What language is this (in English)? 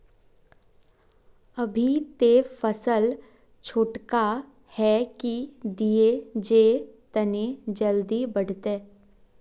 Magahi